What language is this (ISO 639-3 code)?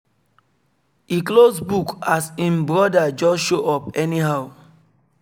pcm